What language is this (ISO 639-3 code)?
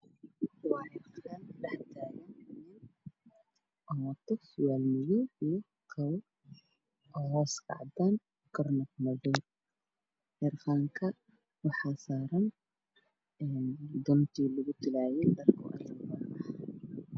som